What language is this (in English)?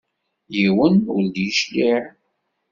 Kabyle